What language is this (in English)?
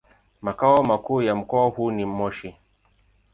Swahili